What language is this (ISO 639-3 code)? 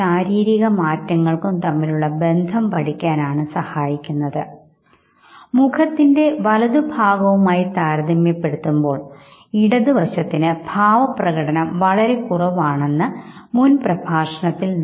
mal